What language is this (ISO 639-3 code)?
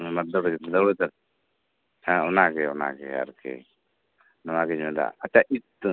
sat